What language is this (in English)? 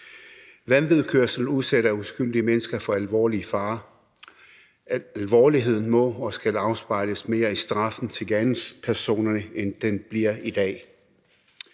Danish